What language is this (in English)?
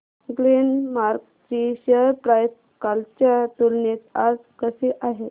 Marathi